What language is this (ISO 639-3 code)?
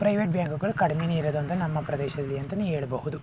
kan